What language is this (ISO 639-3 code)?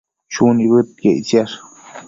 mcf